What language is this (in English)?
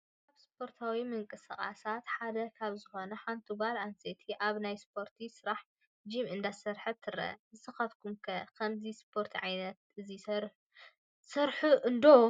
Tigrinya